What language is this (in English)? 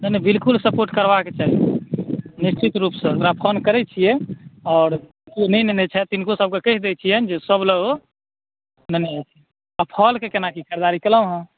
Maithili